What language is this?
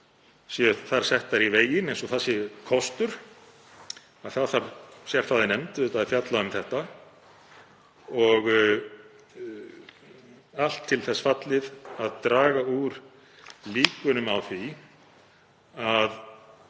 Icelandic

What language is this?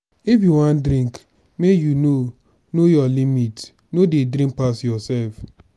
Nigerian Pidgin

